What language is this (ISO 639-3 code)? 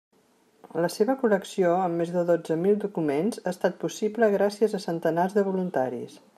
cat